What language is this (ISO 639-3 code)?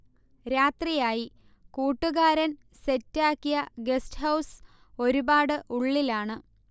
mal